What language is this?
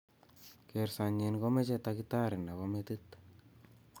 Kalenjin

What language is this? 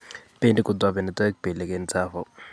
Kalenjin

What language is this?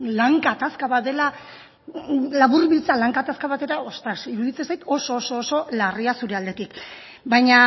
Basque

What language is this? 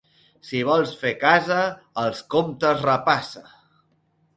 Catalan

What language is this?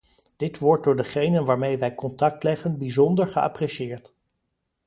Dutch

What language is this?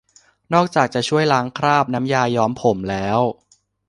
Thai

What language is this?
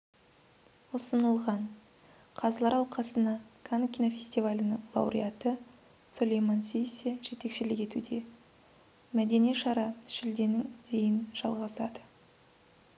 Kazakh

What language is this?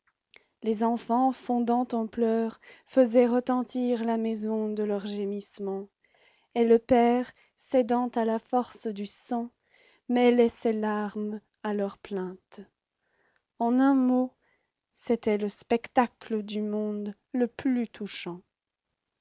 French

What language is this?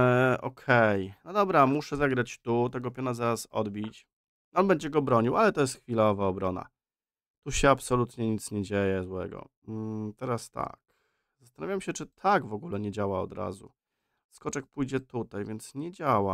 Polish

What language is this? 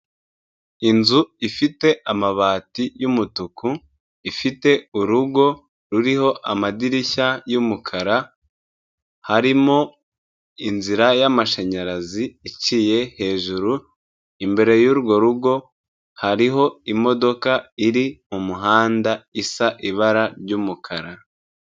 Kinyarwanda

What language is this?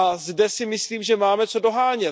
Czech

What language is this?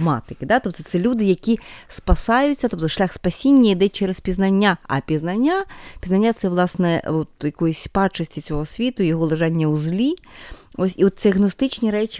Ukrainian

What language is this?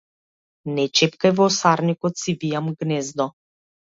Macedonian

